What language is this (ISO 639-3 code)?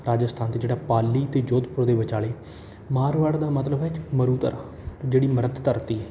pan